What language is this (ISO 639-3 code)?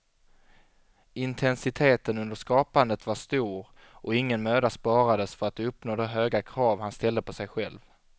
swe